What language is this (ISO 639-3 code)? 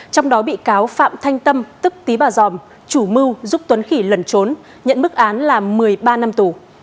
vie